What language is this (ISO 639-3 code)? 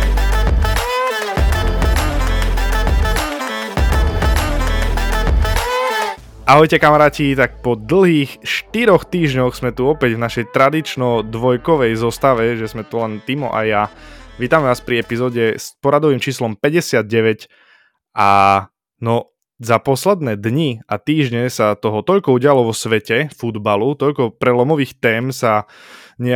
slk